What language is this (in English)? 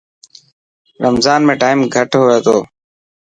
Dhatki